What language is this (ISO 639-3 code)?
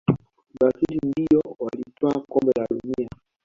swa